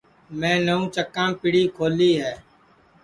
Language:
Sansi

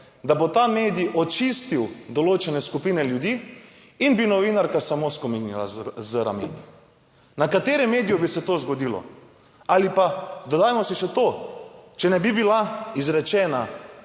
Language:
Slovenian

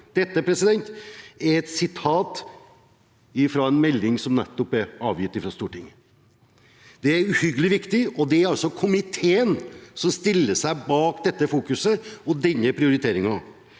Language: Norwegian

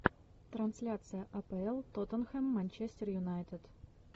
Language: Russian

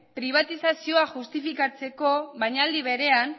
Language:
Basque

